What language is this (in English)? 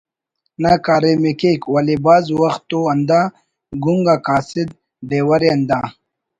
Brahui